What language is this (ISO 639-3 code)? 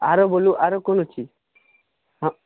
mai